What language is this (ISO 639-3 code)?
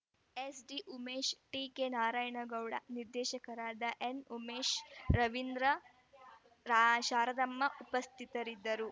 kan